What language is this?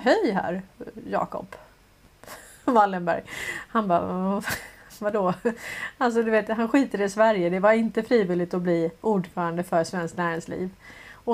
Swedish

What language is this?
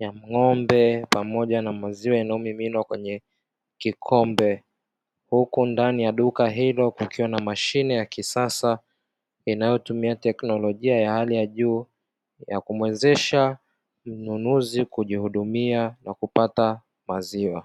Swahili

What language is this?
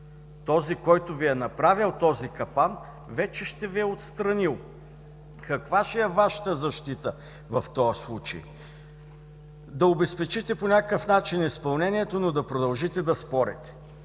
Bulgarian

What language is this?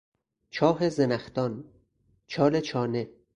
Persian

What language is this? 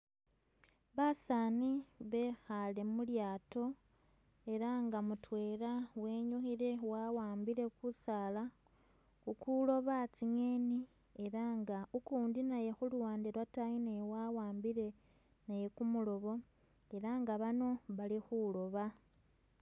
Masaaba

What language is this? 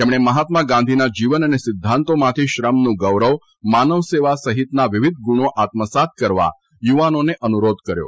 Gujarati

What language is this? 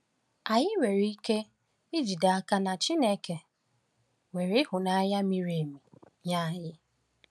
Igbo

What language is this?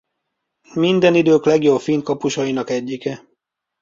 Hungarian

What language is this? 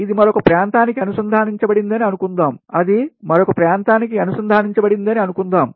Telugu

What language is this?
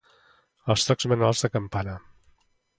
Catalan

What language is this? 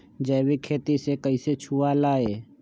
Magahi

